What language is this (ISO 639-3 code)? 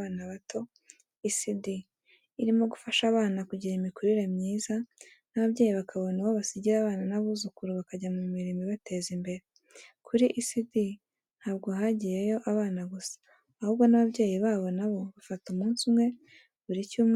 kin